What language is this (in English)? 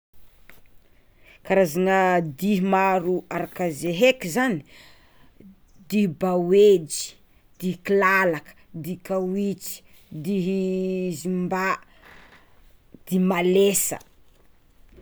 Tsimihety Malagasy